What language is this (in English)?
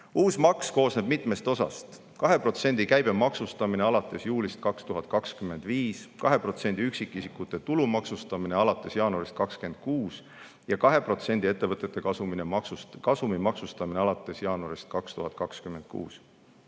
Estonian